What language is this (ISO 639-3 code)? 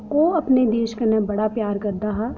doi